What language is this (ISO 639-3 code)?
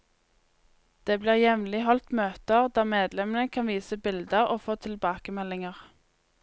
nor